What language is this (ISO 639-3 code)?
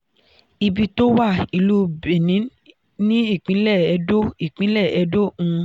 yor